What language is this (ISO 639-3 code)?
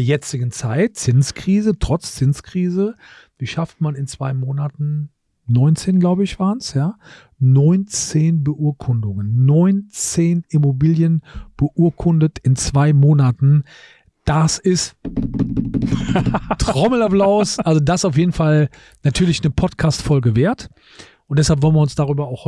deu